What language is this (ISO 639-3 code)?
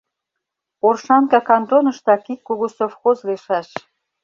chm